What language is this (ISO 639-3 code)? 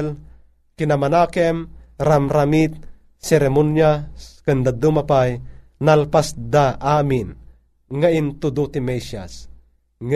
fil